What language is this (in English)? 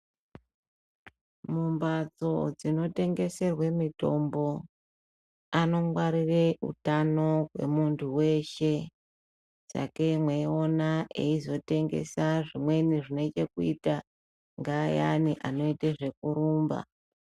Ndau